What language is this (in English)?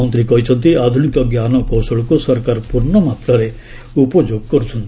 Odia